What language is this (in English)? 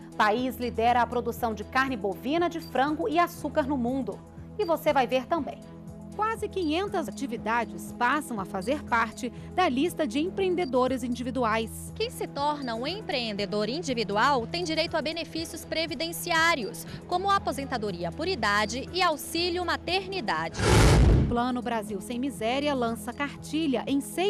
Portuguese